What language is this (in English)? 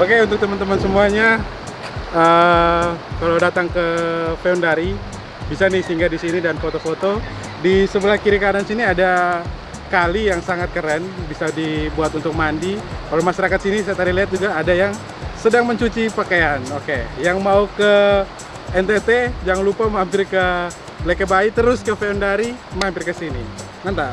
Indonesian